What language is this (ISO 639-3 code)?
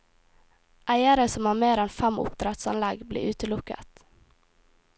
nor